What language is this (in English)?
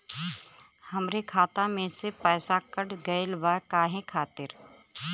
Bhojpuri